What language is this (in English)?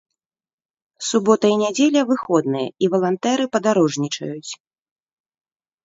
Belarusian